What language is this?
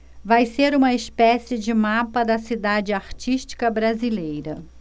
Portuguese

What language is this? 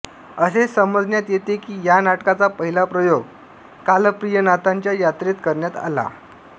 Marathi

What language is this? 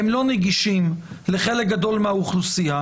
Hebrew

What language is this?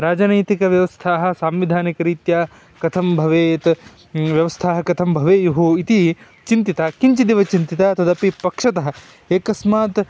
Sanskrit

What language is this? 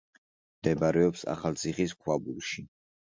Georgian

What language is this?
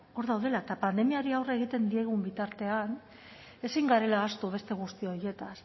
Basque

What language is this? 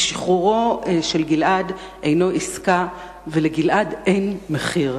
Hebrew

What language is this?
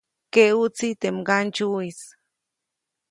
Copainalá Zoque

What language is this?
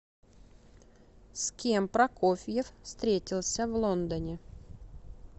Russian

